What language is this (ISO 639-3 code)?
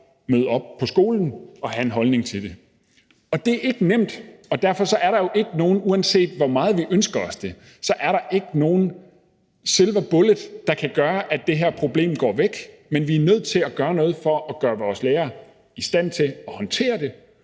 dan